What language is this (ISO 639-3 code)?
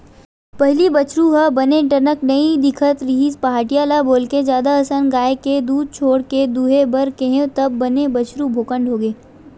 hne